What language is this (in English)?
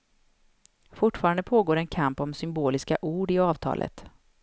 Swedish